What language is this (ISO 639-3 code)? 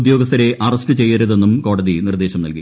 mal